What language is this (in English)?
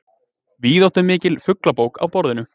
Icelandic